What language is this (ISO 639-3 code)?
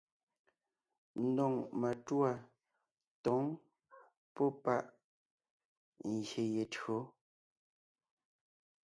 nnh